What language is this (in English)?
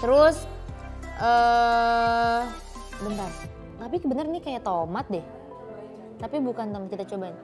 Indonesian